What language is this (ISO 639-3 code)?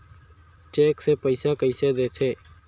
hne